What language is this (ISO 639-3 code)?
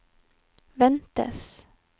nor